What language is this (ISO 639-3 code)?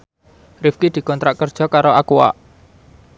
jav